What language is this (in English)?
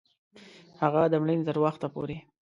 Pashto